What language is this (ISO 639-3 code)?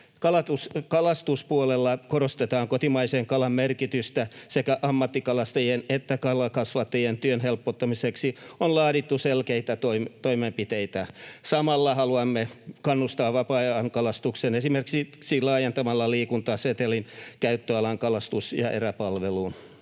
fin